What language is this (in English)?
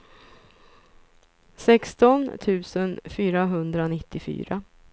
Swedish